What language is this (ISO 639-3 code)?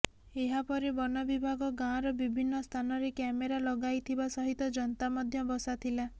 ori